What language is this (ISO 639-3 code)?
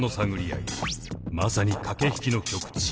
jpn